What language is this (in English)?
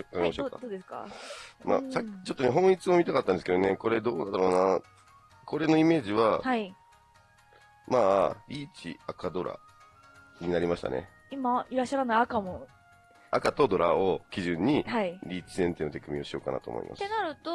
Japanese